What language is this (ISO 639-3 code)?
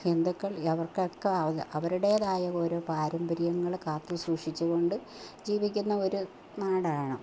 mal